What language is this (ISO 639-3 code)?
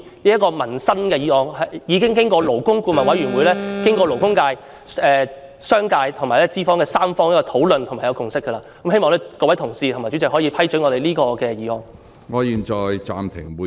yue